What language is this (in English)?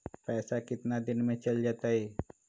Magahi